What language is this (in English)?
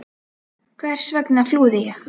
Icelandic